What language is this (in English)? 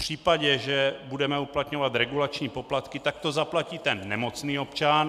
Czech